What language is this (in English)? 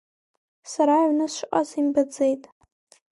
Abkhazian